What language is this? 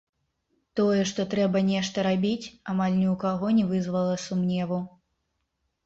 Belarusian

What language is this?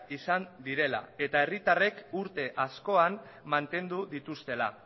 Basque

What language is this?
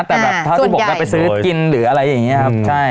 Thai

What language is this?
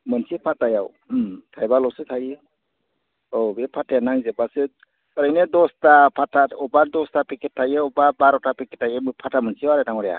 Bodo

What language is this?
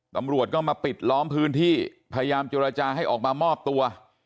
Thai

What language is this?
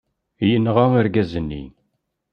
Kabyle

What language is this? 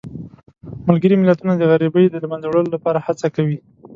Pashto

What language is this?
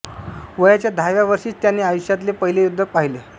Marathi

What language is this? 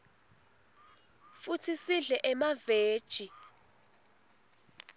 Swati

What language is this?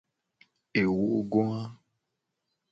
Gen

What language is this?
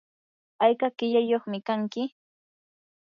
Yanahuanca Pasco Quechua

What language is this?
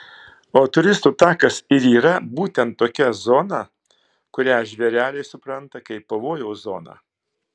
Lithuanian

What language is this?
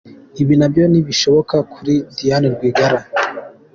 Kinyarwanda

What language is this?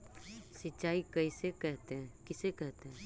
Magahi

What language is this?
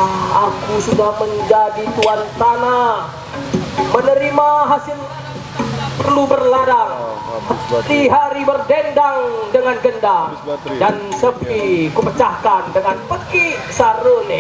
Indonesian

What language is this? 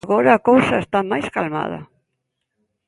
Galician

